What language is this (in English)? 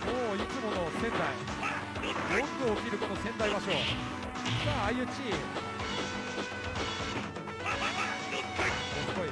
Japanese